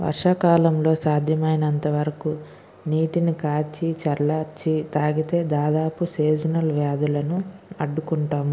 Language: Telugu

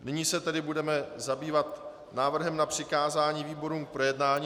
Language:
Czech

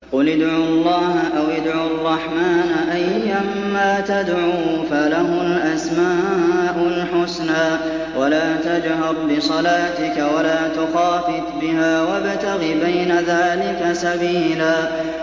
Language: Arabic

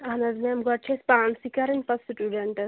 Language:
Kashmiri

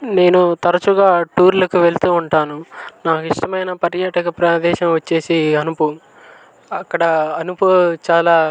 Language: Telugu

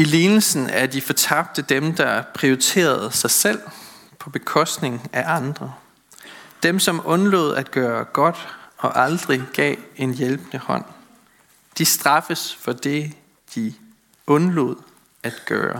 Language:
Danish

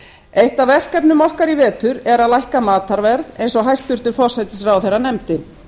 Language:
Icelandic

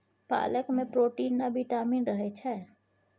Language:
Maithili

